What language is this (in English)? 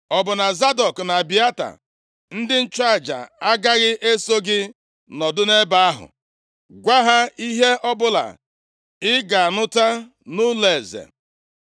Igbo